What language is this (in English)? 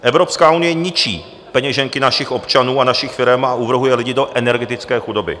Czech